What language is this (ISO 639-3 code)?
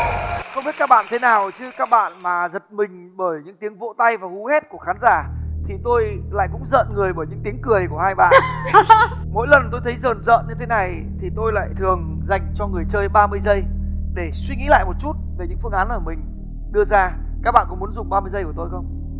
vie